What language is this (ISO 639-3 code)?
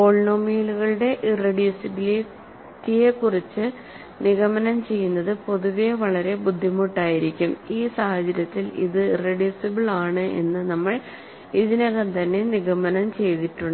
mal